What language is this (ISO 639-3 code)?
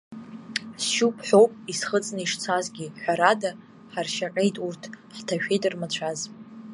abk